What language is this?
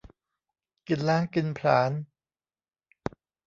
Thai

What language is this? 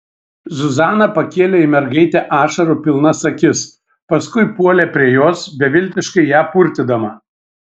Lithuanian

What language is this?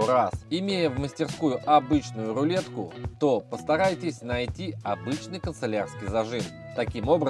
Russian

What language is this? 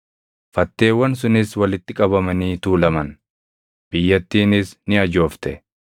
Oromo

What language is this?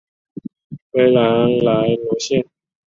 Chinese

